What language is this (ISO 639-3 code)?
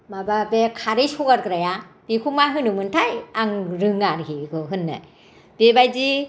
brx